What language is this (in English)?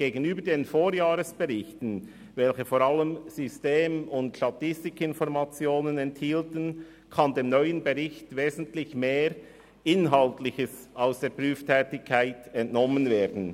Swiss German